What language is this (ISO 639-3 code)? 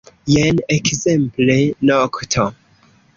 epo